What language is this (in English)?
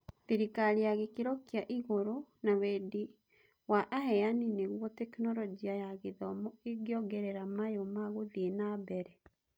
Kikuyu